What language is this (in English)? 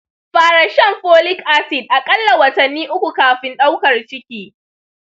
Hausa